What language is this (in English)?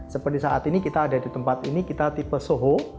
Indonesian